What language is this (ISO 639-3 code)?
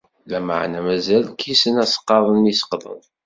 kab